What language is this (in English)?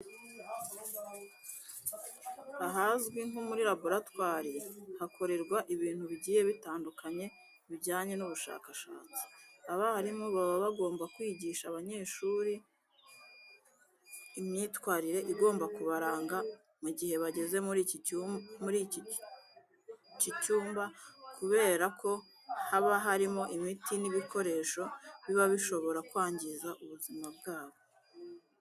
Kinyarwanda